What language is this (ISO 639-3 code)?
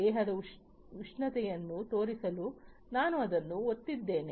kan